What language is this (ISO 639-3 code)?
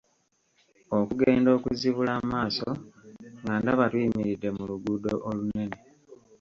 lug